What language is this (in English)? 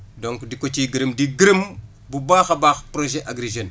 Wolof